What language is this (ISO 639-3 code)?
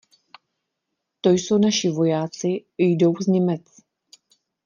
ces